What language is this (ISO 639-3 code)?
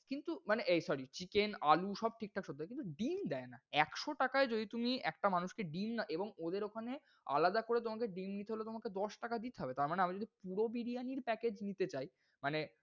ben